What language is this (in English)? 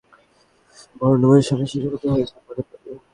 Bangla